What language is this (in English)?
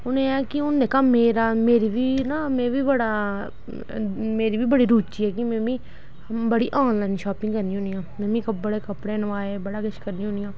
Dogri